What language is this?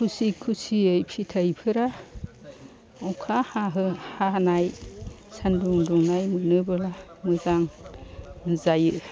Bodo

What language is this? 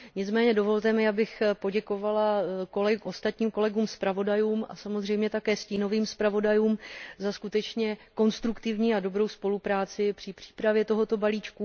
Czech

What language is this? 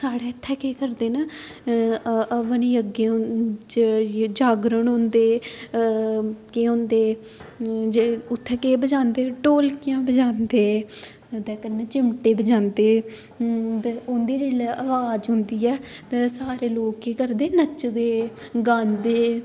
Dogri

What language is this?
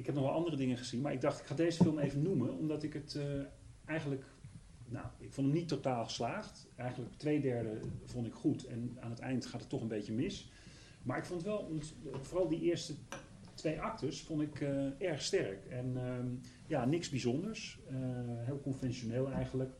Dutch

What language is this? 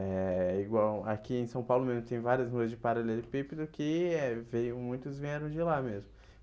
Portuguese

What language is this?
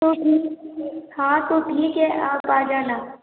Hindi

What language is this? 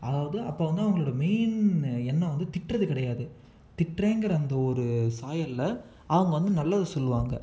Tamil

